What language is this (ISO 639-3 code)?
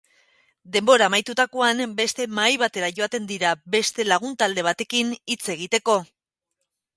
eus